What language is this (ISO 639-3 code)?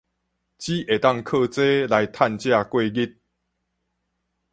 nan